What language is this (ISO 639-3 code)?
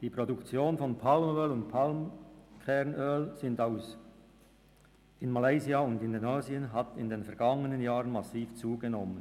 gsw